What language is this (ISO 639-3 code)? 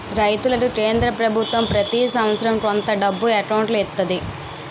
tel